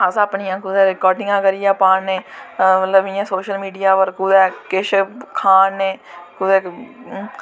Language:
Dogri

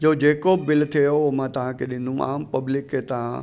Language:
Sindhi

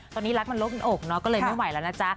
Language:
Thai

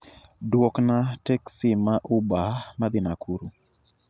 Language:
Luo (Kenya and Tanzania)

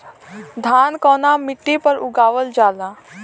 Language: Bhojpuri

